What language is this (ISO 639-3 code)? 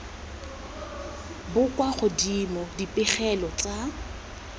tsn